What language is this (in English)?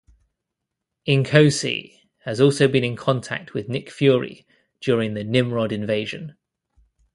English